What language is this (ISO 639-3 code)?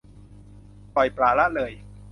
tha